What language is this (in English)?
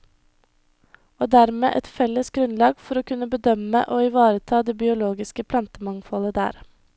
Norwegian